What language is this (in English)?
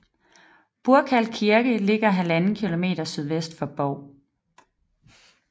Danish